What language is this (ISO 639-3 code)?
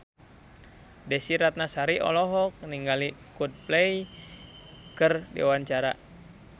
sun